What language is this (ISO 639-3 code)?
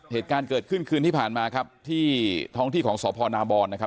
tha